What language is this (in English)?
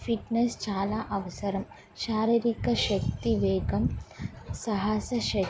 Telugu